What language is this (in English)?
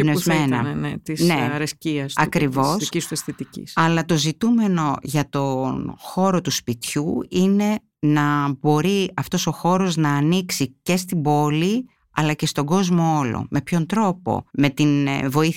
Greek